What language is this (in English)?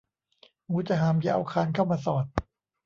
Thai